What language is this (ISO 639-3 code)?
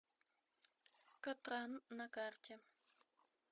rus